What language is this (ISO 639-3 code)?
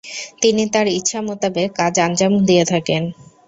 ben